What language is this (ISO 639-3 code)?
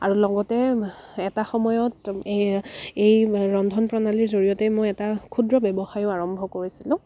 asm